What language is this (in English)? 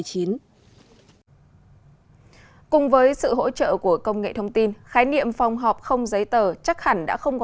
Vietnamese